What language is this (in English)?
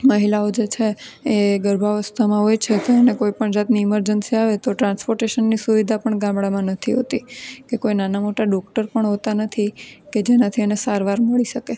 Gujarati